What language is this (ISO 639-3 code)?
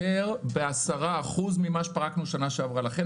heb